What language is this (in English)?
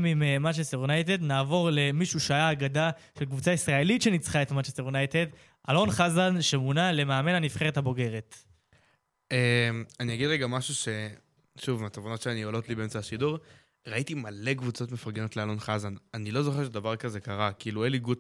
Hebrew